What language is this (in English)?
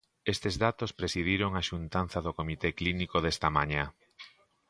Galician